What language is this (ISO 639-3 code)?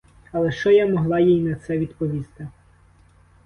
ukr